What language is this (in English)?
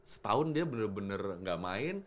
Indonesian